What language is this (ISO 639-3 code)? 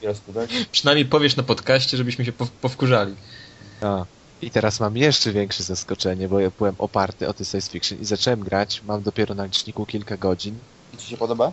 pol